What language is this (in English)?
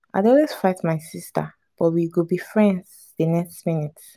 Nigerian Pidgin